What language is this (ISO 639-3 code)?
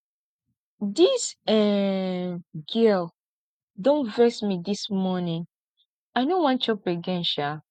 pcm